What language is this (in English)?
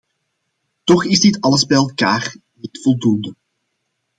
Dutch